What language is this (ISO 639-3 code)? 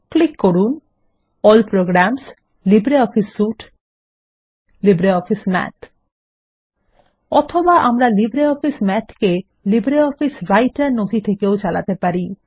ben